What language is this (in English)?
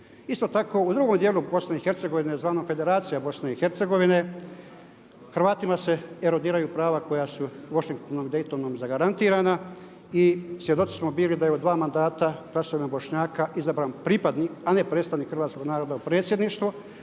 Croatian